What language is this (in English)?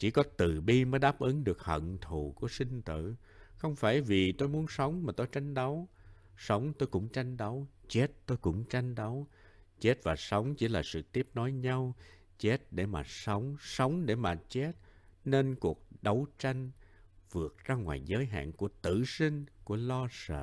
Vietnamese